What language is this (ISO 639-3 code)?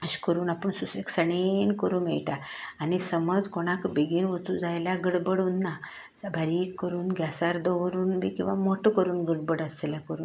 kok